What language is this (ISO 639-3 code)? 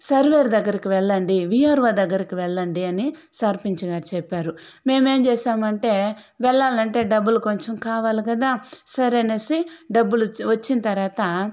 tel